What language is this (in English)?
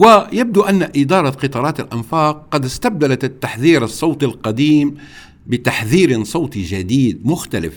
Arabic